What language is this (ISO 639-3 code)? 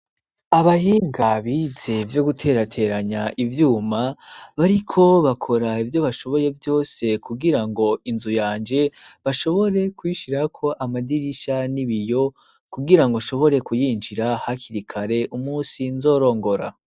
run